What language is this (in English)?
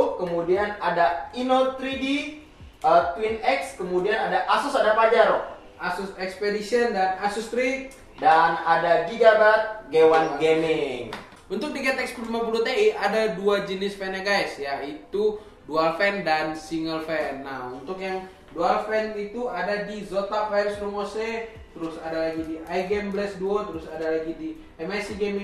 Indonesian